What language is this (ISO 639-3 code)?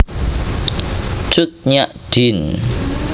jav